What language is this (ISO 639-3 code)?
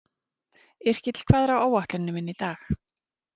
isl